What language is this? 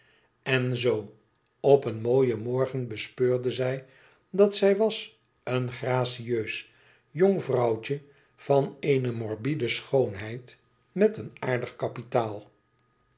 Dutch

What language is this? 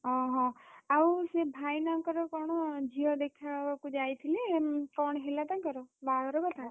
Odia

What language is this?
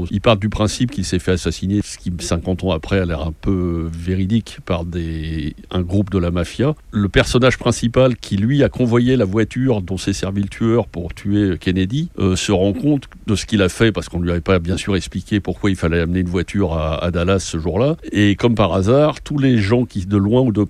French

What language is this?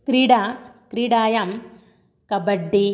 Sanskrit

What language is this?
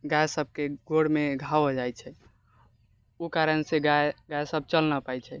Maithili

